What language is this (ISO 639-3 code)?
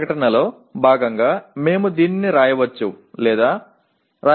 tam